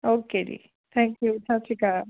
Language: Punjabi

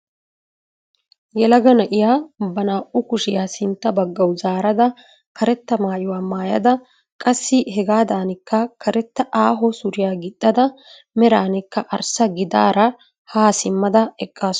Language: Wolaytta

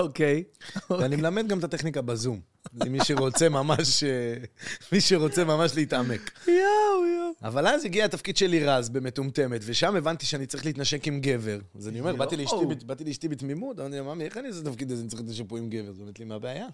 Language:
Hebrew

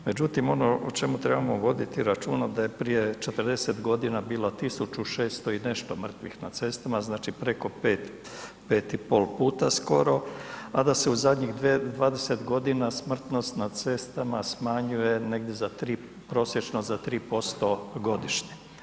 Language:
Croatian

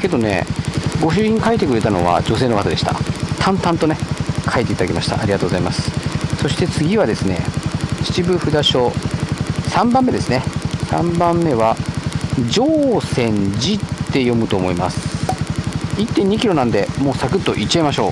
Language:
Japanese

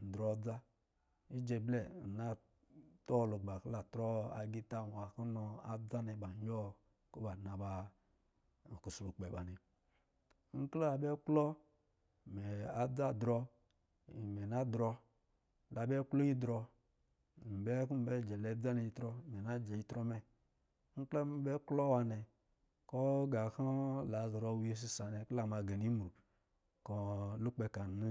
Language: Lijili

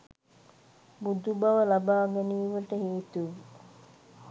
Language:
Sinhala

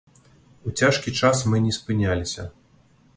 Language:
Belarusian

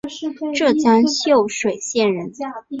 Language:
Chinese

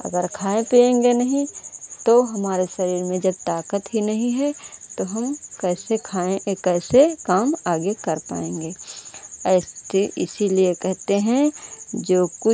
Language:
Hindi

